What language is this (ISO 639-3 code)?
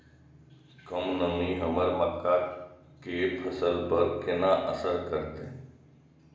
mai